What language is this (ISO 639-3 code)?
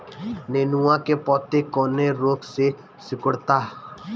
bho